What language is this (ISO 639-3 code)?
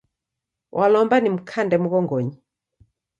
dav